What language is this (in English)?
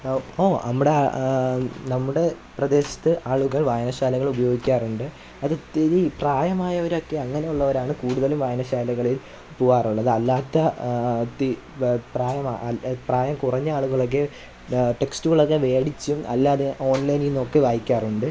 Malayalam